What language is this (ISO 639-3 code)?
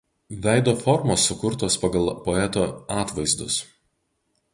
lit